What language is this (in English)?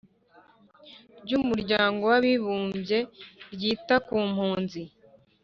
Kinyarwanda